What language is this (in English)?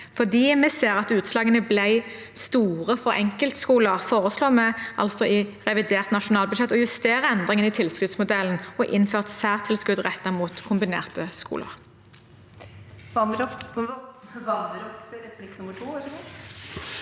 Norwegian